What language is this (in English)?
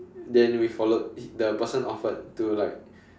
English